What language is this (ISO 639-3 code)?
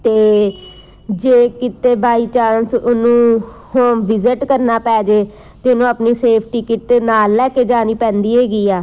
pan